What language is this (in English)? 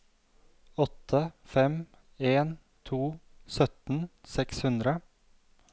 Norwegian